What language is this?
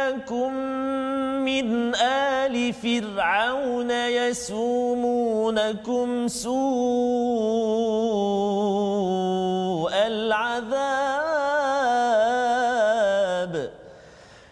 Malay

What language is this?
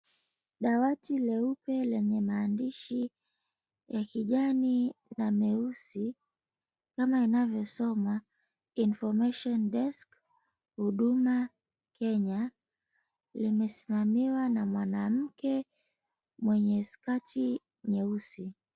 Swahili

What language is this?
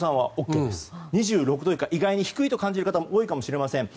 Japanese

